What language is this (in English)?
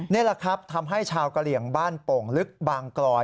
Thai